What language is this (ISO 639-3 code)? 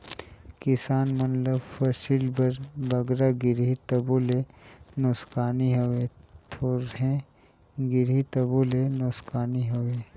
hne